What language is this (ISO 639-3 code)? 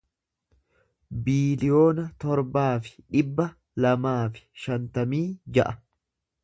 orm